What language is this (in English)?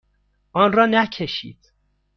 Persian